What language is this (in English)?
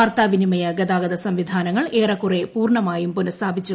Malayalam